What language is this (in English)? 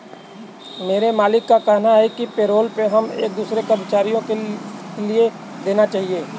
Hindi